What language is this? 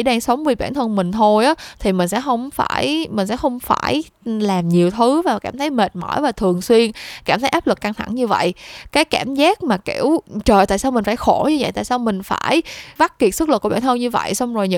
Vietnamese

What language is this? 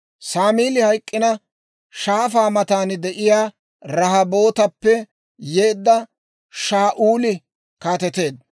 Dawro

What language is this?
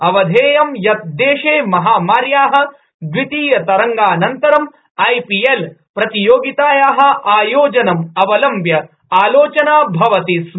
Sanskrit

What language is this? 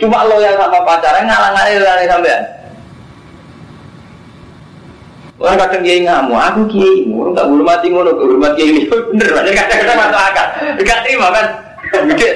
Indonesian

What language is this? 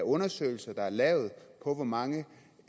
Danish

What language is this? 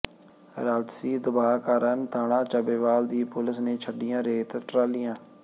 Punjabi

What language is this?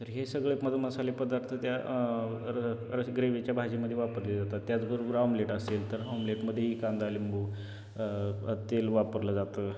Marathi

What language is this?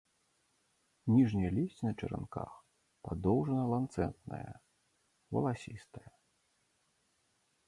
Belarusian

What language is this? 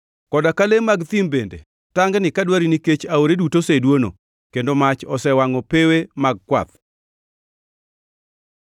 Luo (Kenya and Tanzania)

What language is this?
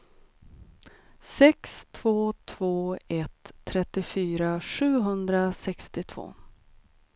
Swedish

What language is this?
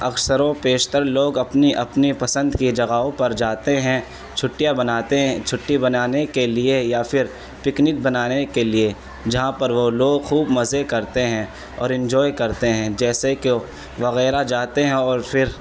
Urdu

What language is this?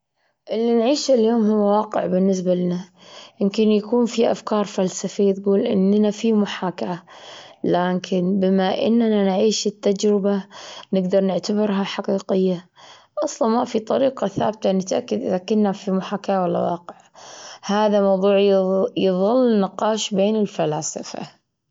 Gulf Arabic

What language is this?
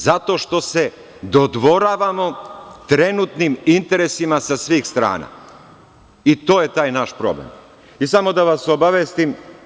Serbian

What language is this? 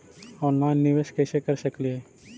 Magahi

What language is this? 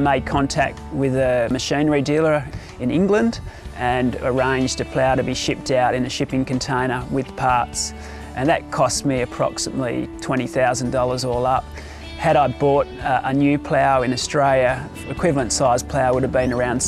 English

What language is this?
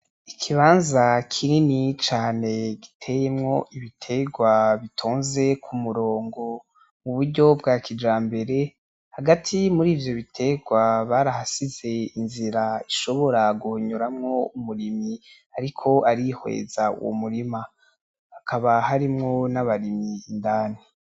Rundi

